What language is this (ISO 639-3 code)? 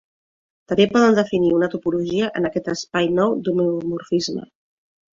cat